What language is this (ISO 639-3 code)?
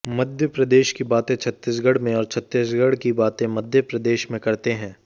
hin